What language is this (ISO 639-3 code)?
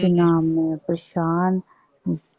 pan